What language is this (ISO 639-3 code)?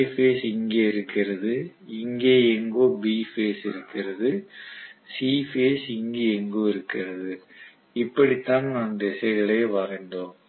tam